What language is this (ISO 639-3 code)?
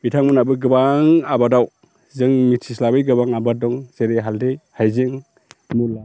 brx